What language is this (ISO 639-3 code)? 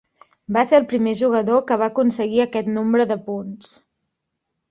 cat